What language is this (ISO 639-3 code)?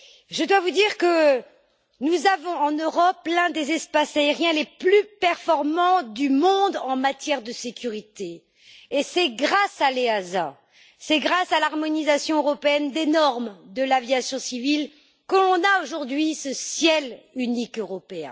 fra